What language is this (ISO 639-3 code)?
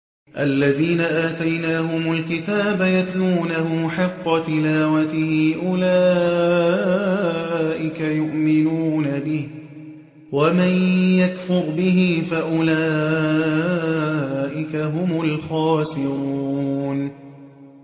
ara